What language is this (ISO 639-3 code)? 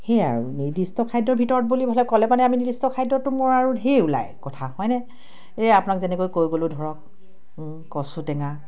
asm